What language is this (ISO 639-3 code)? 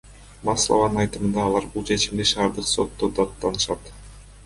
kir